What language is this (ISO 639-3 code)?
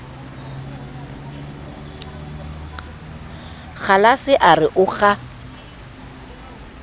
sot